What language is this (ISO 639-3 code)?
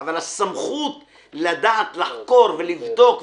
heb